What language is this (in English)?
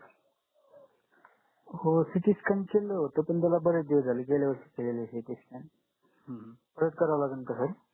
Marathi